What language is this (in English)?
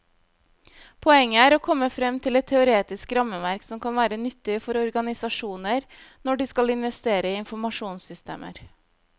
Norwegian